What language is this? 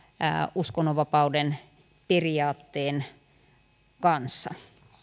Finnish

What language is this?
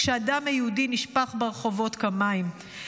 Hebrew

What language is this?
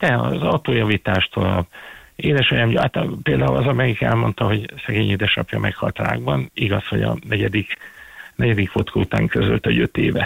Hungarian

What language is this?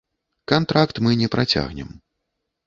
Belarusian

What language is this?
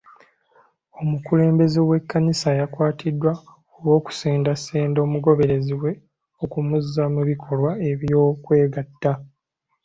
Ganda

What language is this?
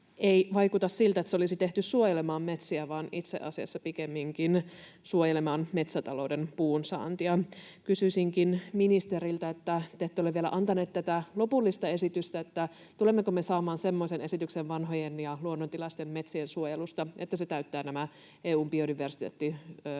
Finnish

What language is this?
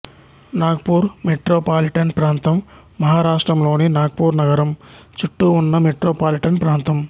Telugu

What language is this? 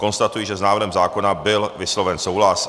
Czech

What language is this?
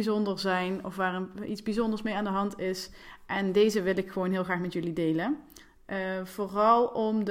Dutch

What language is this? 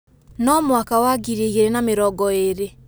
Kikuyu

